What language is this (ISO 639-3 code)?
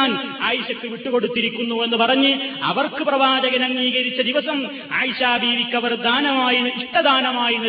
mal